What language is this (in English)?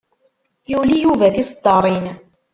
Kabyle